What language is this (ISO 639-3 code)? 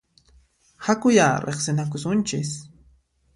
qxp